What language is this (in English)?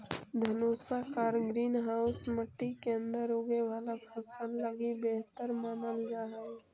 Magahi